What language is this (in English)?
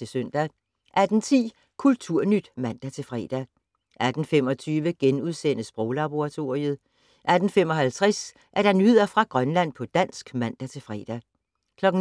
Danish